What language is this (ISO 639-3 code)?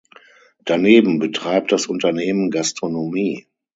deu